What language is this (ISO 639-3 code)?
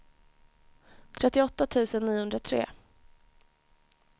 swe